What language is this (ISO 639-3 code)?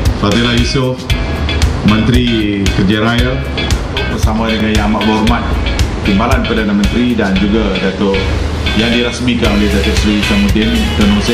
msa